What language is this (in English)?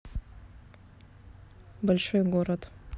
Russian